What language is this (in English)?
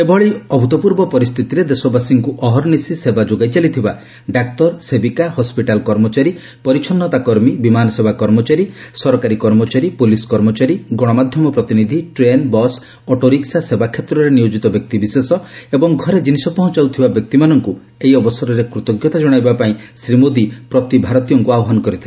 Odia